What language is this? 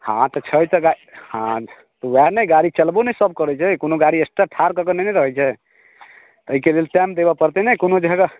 Maithili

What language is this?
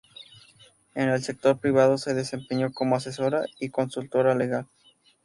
Spanish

